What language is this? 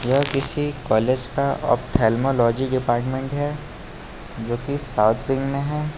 Hindi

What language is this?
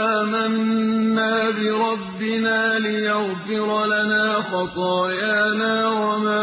Arabic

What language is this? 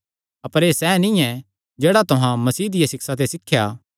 Kangri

